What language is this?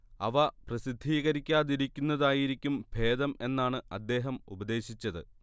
Malayalam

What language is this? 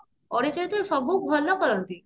Odia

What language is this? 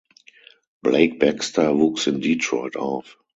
German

